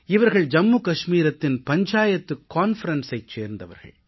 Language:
Tamil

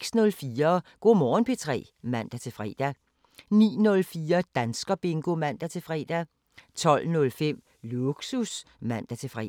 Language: Danish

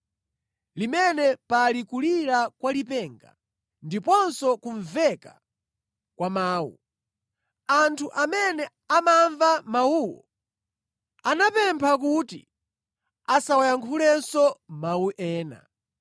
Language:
Nyanja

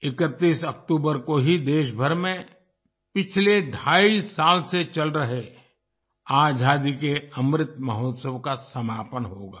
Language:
Hindi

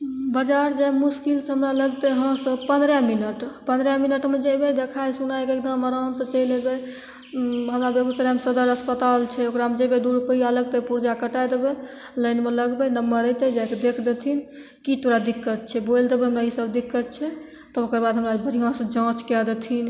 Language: Maithili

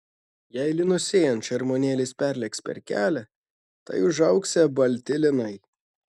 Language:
Lithuanian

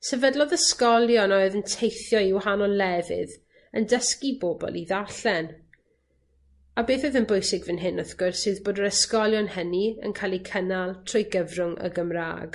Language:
Welsh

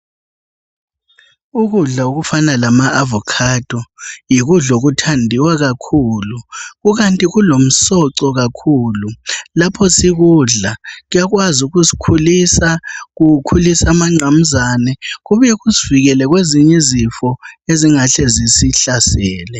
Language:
North Ndebele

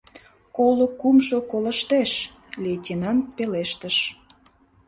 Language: Mari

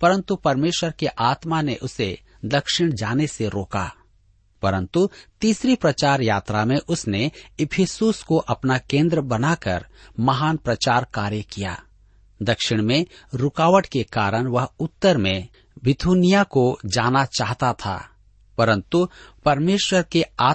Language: Hindi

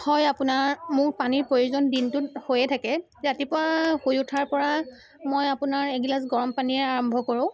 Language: Assamese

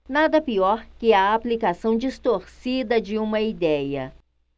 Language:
Portuguese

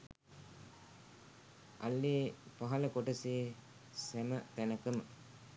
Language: Sinhala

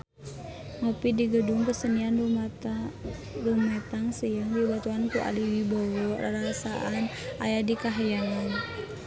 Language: Sundanese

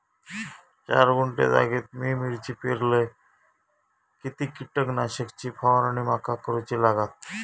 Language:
Marathi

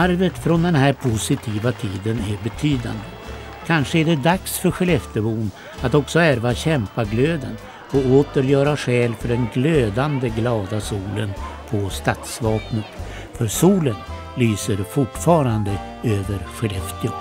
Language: Swedish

